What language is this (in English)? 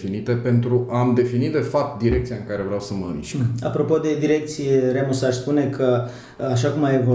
Romanian